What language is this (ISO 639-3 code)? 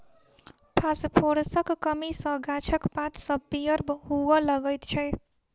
mai